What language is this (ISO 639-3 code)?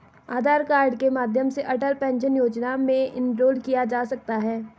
hin